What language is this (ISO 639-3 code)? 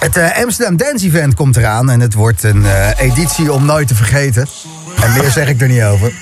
nld